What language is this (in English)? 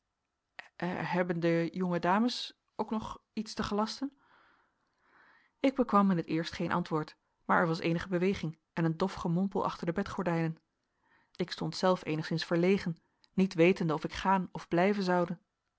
Dutch